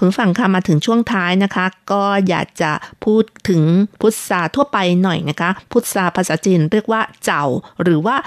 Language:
Thai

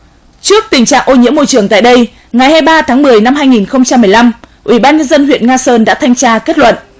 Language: Vietnamese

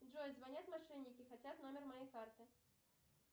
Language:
Russian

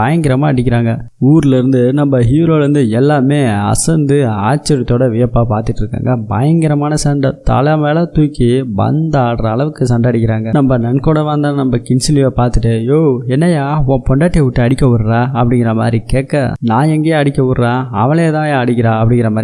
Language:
Tamil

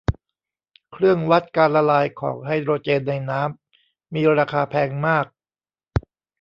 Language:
Thai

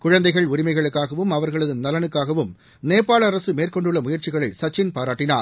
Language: Tamil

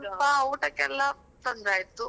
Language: Kannada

